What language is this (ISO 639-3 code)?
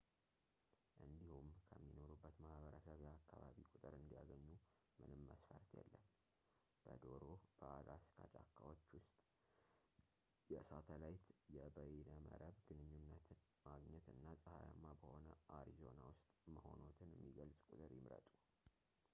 amh